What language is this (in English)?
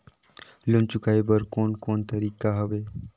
Chhattisgarhi